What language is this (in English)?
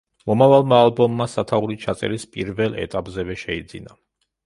Georgian